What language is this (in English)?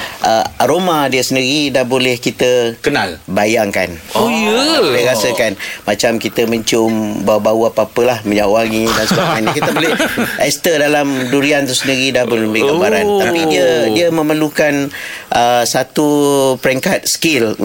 Malay